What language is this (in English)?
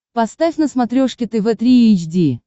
Russian